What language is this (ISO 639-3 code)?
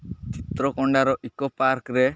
ori